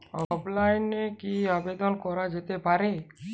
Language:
Bangla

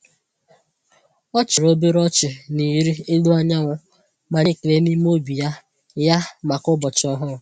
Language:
Igbo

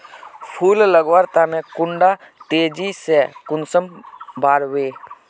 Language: Magahi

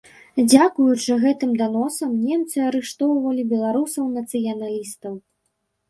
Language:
Belarusian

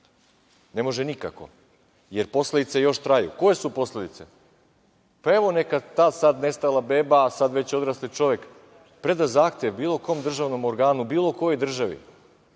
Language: Serbian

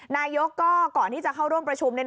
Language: Thai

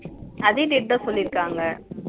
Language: Tamil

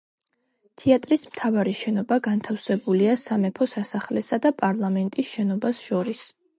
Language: Georgian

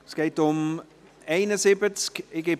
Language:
Swiss German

